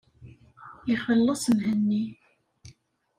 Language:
Kabyle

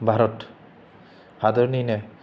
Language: Bodo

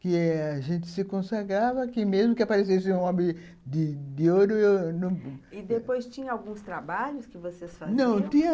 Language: Portuguese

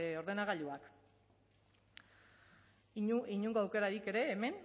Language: Basque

